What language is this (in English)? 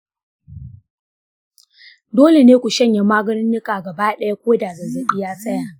Hausa